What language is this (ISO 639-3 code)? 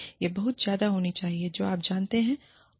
hin